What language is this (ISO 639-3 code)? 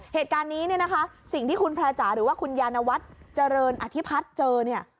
tha